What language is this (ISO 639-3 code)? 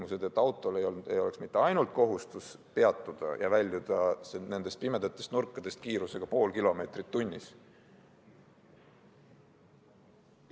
est